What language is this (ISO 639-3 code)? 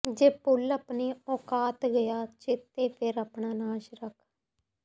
pan